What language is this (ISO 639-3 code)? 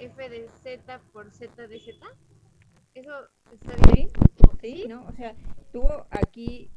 spa